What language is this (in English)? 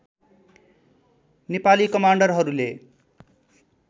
Nepali